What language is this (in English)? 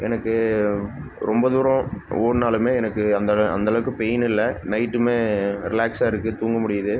Tamil